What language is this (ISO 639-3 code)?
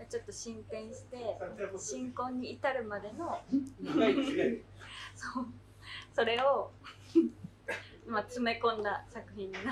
jpn